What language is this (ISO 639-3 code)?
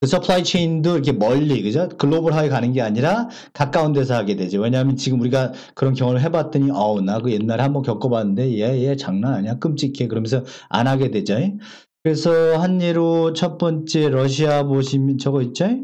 kor